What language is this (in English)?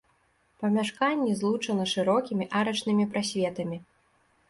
Belarusian